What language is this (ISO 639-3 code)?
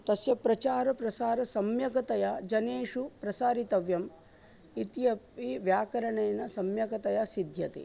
san